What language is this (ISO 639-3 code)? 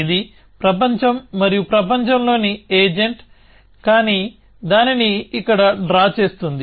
tel